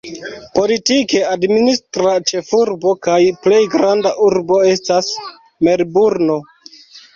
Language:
Esperanto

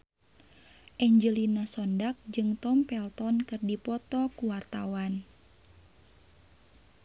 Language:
Sundanese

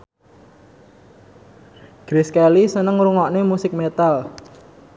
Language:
Javanese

